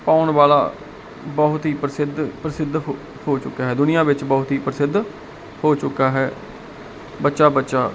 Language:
Punjabi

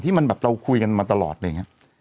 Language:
Thai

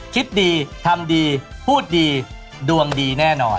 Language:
Thai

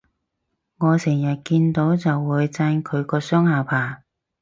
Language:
Cantonese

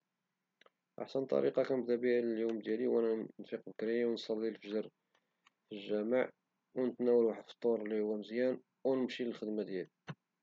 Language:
Moroccan Arabic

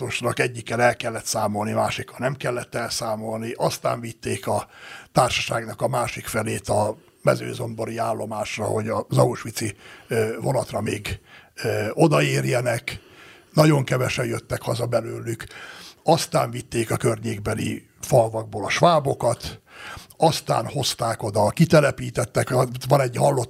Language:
Hungarian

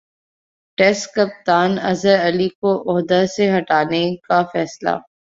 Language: Urdu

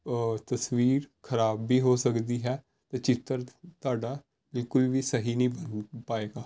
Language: Punjabi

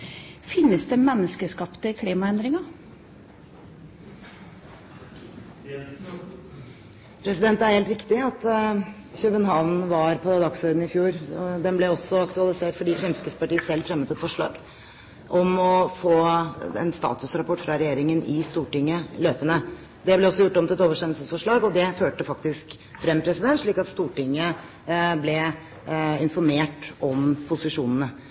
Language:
Norwegian Bokmål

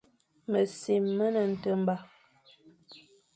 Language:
Fang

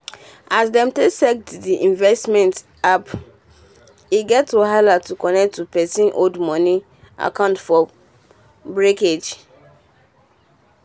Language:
Nigerian Pidgin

